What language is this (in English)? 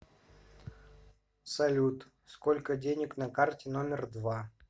Russian